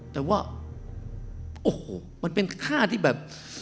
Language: Thai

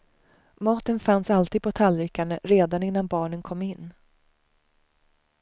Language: Swedish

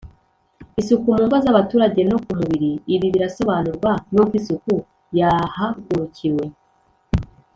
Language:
Kinyarwanda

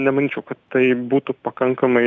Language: Lithuanian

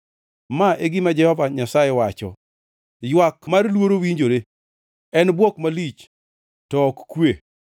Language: Luo (Kenya and Tanzania)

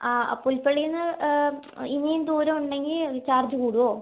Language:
Malayalam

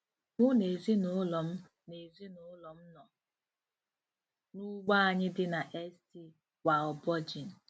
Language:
Igbo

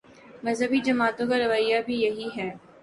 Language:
Urdu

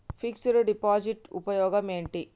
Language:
Telugu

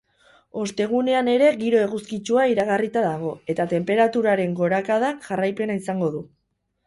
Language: Basque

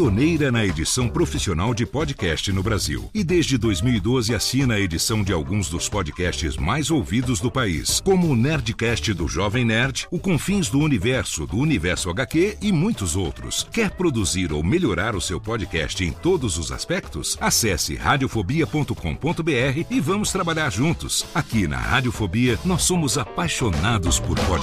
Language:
Portuguese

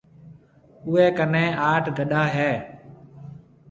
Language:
Marwari (Pakistan)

